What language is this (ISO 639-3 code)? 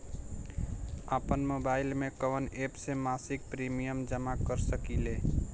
bho